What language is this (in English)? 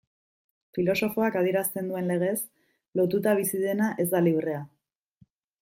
Basque